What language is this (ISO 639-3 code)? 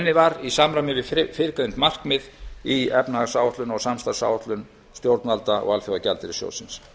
isl